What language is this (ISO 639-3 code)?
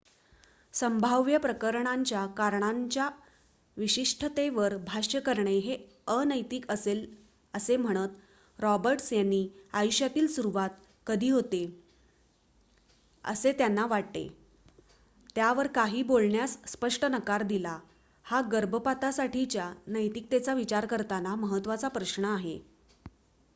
mar